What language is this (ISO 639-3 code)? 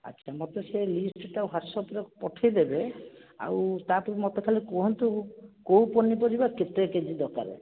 ori